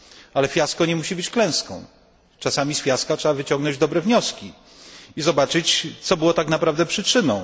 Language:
Polish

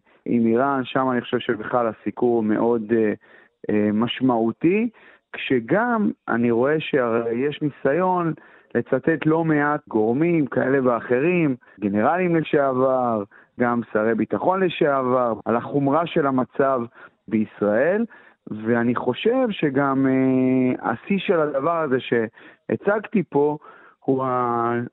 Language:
Hebrew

